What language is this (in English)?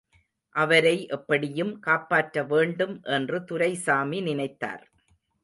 Tamil